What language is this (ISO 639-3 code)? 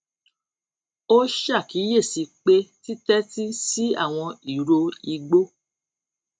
yor